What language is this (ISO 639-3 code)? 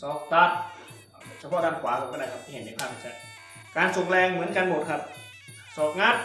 tha